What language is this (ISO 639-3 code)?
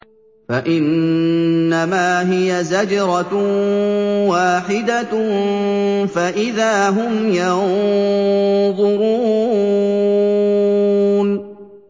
ara